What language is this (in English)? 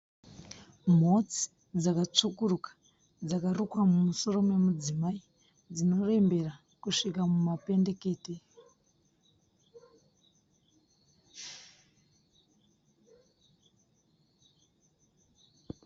Shona